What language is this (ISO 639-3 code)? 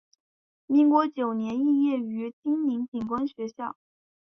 zho